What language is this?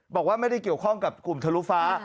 Thai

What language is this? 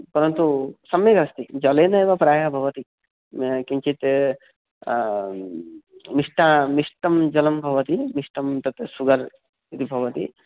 Sanskrit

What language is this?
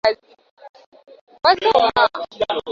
Swahili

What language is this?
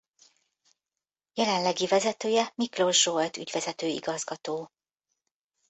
Hungarian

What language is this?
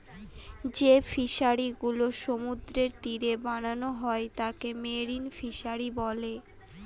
Bangla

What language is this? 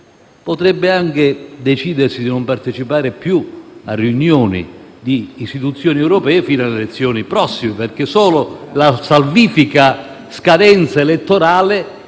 Italian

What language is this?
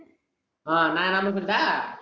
Tamil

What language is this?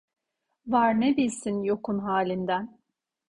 Turkish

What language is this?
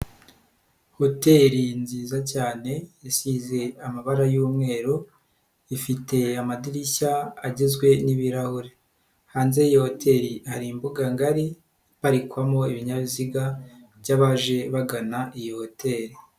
Kinyarwanda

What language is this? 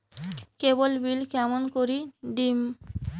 Bangla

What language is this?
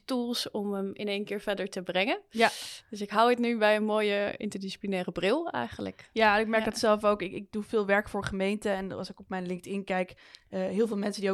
Dutch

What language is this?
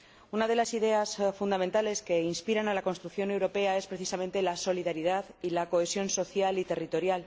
Spanish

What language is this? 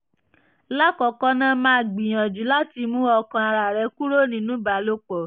Yoruba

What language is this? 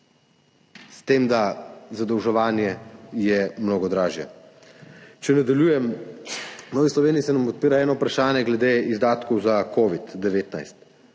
Slovenian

